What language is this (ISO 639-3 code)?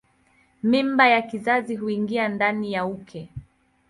swa